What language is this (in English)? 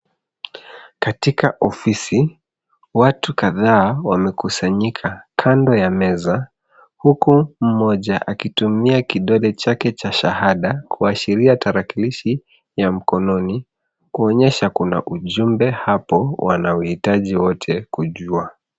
Swahili